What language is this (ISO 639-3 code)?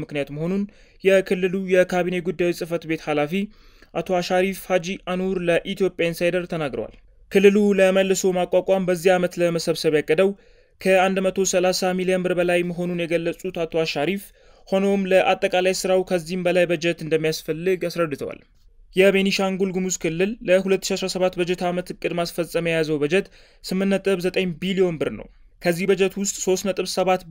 ara